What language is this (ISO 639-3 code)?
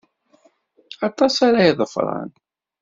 kab